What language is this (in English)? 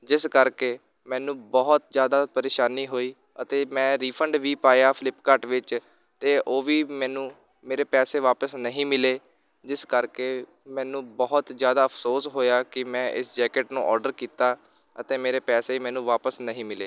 Punjabi